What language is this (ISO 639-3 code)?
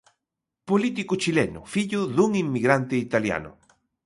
glg